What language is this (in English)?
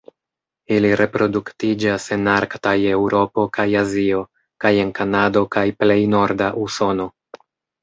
Esperanto